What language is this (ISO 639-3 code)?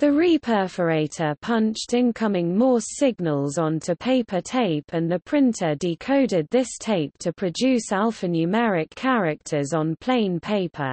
eng